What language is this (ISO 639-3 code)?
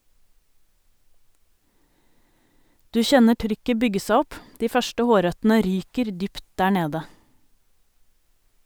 nor